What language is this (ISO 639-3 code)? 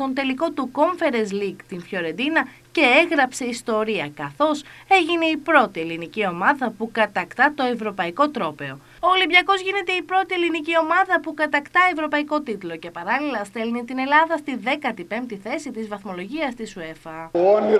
ell